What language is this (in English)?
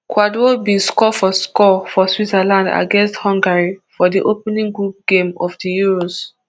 Nigerian Pidgin